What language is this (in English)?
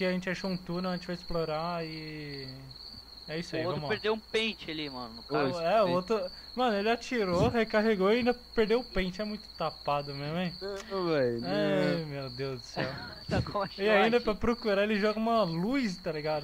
Portuguese